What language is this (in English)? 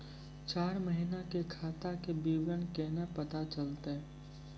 Maithili